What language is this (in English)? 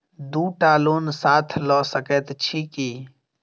Maithili